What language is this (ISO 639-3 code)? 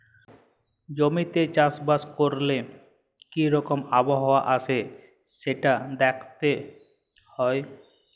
ben